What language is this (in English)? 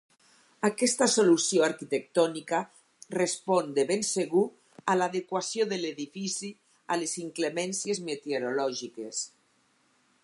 Catalan